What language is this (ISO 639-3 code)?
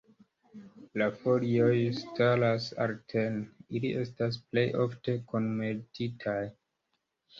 epo